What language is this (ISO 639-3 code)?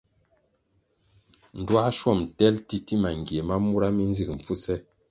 nmg